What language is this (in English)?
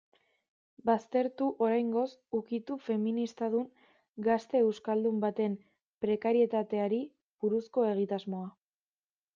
Basque